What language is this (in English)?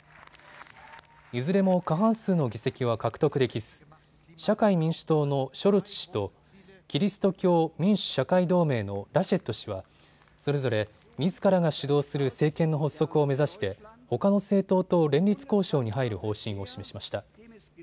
Japanese